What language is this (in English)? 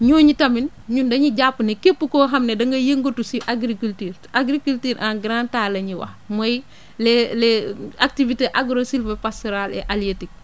Wolof